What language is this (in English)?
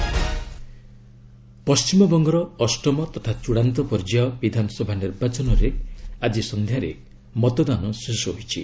Odia